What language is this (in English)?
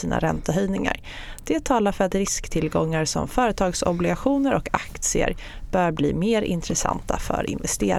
Swedish